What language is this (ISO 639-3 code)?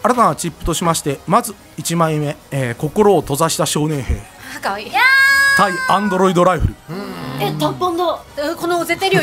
jpn